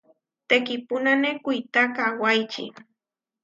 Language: Huarijio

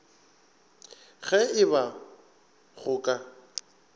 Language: Northern Sotho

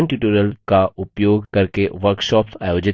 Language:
Hindi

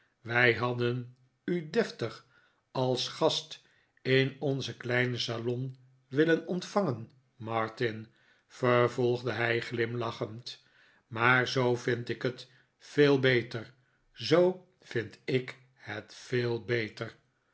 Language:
Dutch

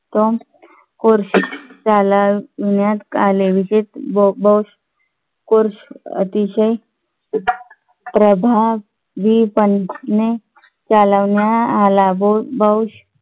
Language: Marathi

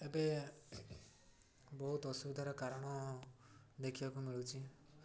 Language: Odia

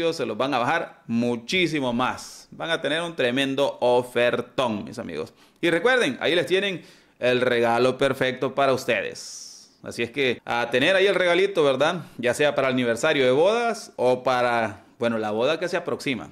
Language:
Spanish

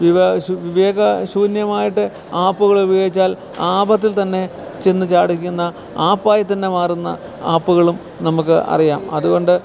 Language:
Malayalam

